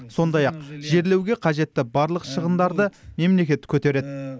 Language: Kazakh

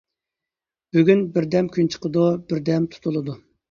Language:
Uyghur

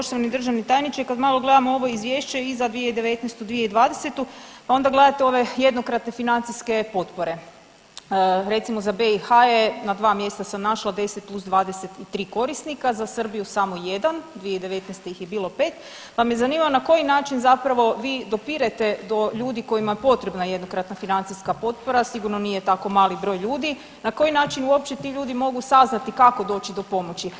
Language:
Croatian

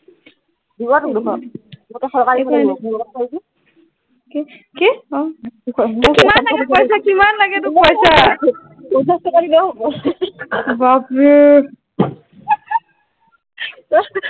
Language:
Assamese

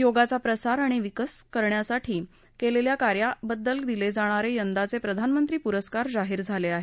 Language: Marathi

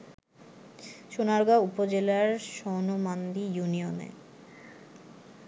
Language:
Bangla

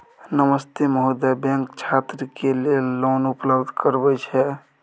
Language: Maithili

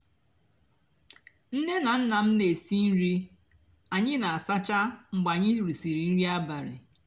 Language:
Igbo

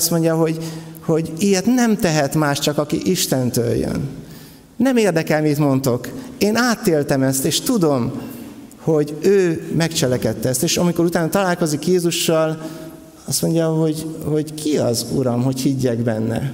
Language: Hungarian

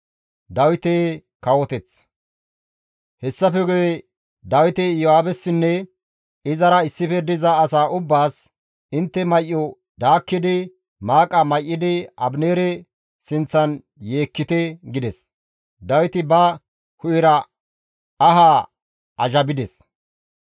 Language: Gamo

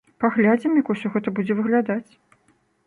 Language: Belarusian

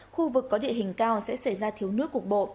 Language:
Vietnamese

